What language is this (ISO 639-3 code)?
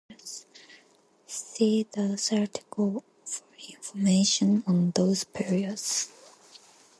eng